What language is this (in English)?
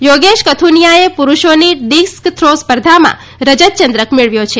Gujarati